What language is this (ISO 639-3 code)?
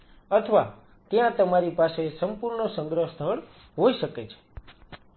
guj